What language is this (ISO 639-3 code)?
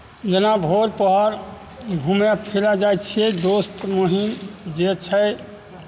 mai